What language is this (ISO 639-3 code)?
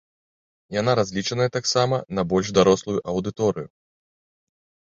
bel